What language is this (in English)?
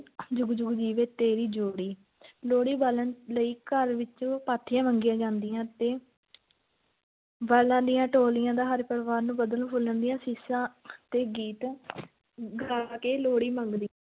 Punjabi